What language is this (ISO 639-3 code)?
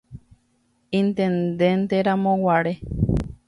grn